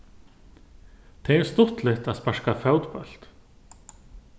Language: Faroese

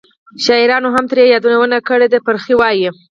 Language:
Pashto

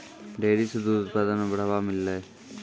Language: Maithili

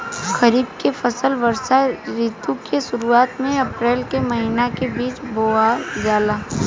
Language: Bhojpuri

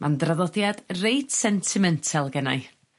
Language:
Welsh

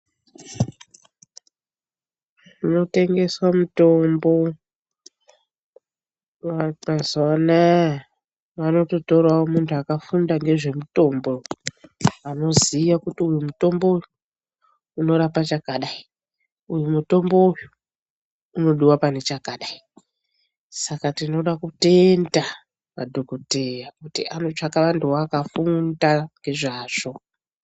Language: Ndau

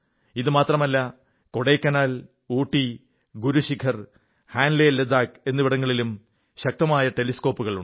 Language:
Malayalam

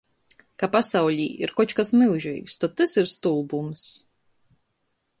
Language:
Latgalian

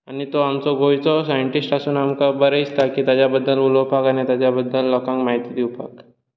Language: Konkani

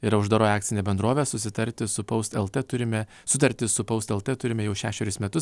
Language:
Lithuanian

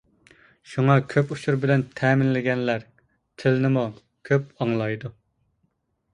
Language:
Uyghur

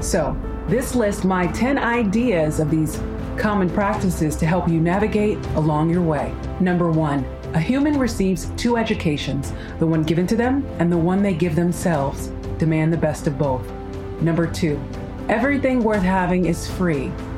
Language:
English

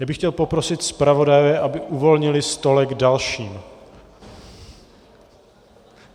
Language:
Czech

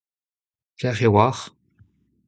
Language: Breton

